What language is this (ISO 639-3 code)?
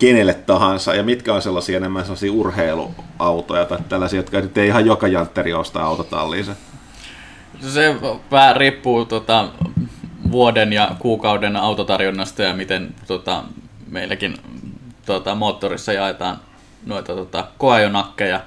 fin